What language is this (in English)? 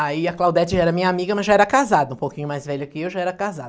Portuguese